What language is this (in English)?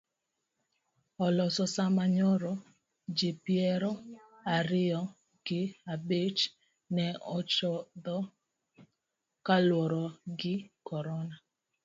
Luo (Kenya and Tanzania)